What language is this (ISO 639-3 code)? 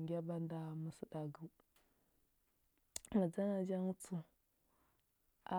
hbb